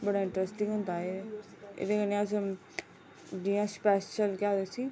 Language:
Dogri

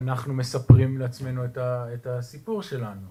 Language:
Hebrew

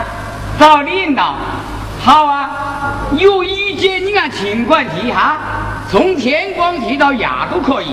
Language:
Chinese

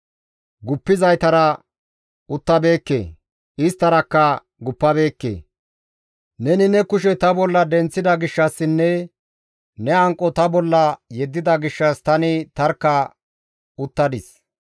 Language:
Gamo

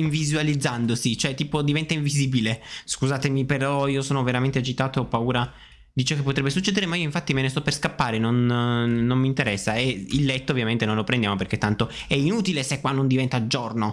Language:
Italian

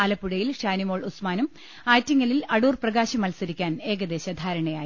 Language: Malayalam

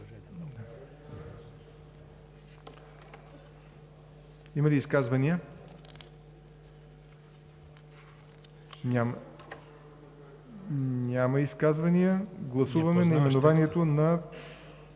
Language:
Bulgarian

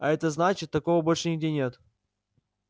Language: Russian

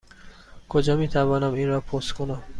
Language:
Persian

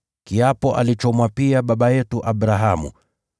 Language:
Swahili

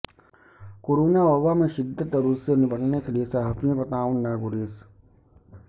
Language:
Urdu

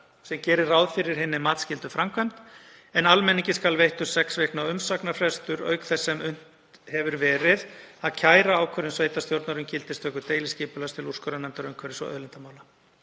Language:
Icelandic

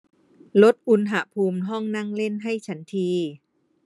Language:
Thai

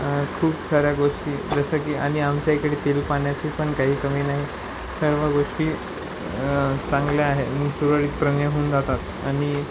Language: Marathi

